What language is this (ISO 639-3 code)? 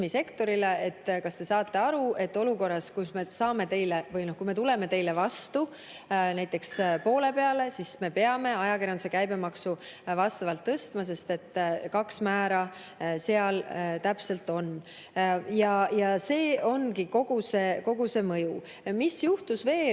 est